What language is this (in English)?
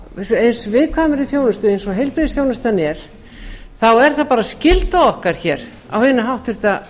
Icelandic